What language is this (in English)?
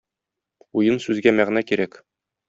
Tatar